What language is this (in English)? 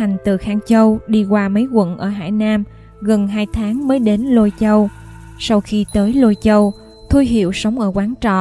Vietnamese